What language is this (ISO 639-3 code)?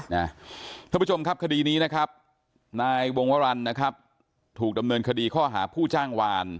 tha